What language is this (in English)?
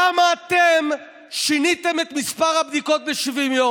Hebrew